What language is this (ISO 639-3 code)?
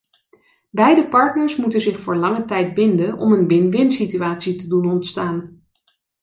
nld